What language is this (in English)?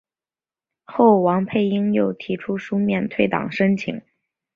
Chinese